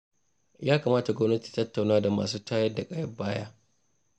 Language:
Hausa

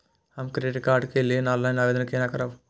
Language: Maithili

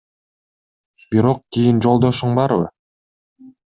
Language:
Kyrgyz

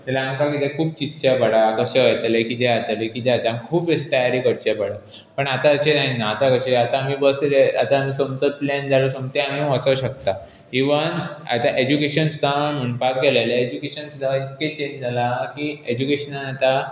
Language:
Konkani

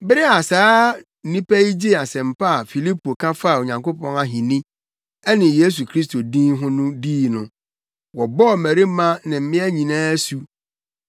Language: Akan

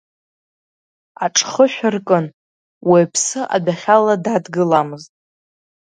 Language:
Abkhazian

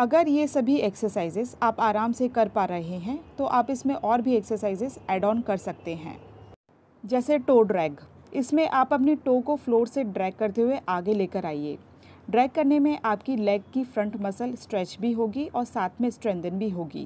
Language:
Hindi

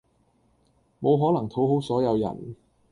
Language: Cantonese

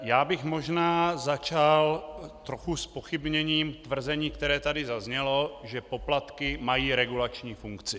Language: Czech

